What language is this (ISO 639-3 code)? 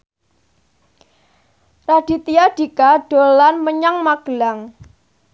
jav